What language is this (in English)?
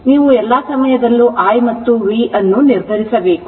Kannada